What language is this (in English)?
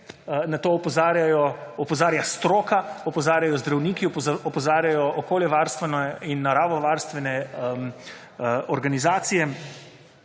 Slovenian